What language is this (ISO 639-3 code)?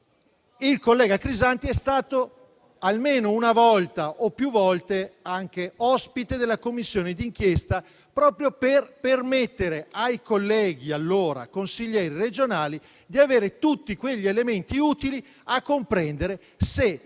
ita